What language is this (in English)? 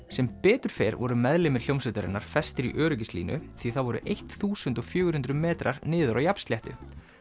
Icelandic